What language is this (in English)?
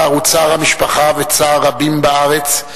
Hebrew